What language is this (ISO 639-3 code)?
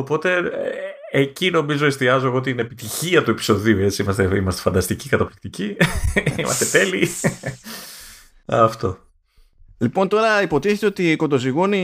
ell